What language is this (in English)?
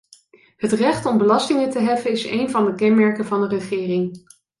Dutch